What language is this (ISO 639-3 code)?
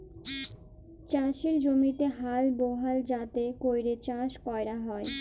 ben